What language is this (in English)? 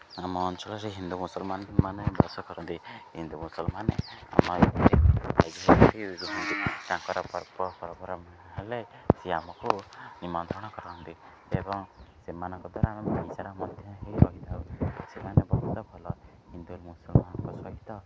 Odia